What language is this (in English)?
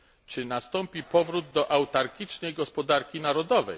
Polish